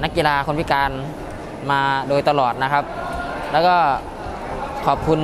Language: Thai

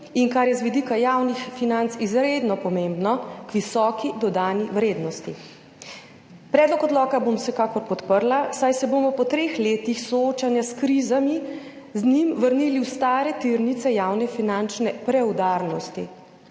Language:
Slovenian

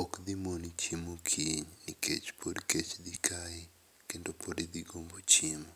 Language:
Luo (Kenya and Tanzania)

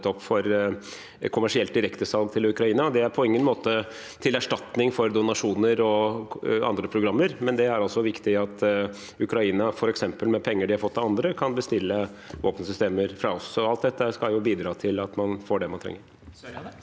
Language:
Norwegian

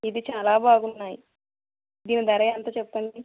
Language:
Telugu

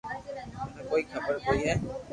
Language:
Loarki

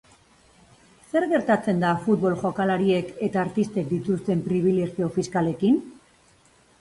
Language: Basque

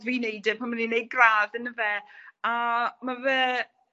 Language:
Welsh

